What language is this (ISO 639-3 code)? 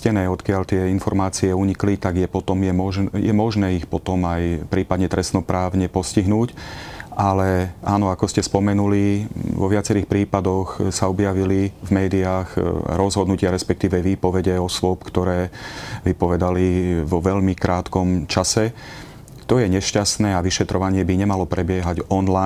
slk